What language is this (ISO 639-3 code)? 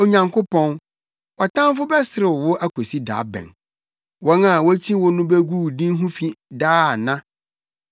aka